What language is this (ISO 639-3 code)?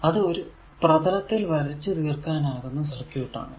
mal